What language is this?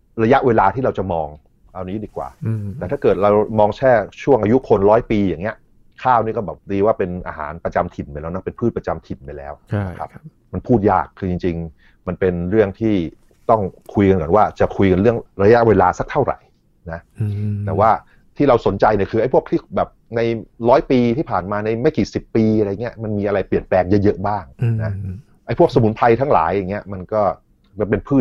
Thai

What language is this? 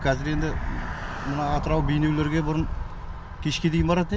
Kazakh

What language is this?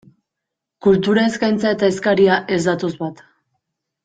Basque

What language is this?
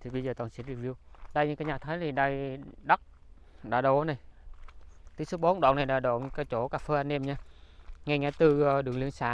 Vietnamese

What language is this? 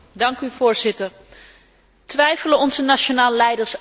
Dutch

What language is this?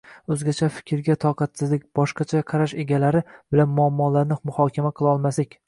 Uzbek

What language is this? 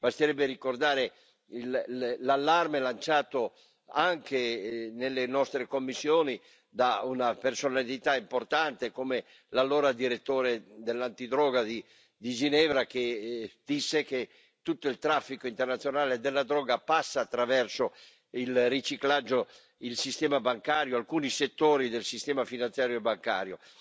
Italian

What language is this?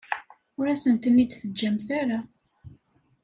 Kabyle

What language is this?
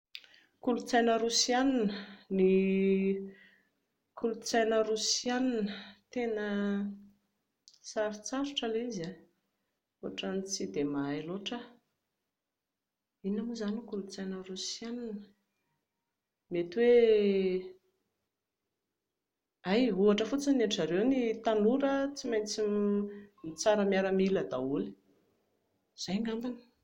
Malagasy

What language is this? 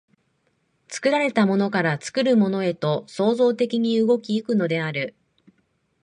Japanese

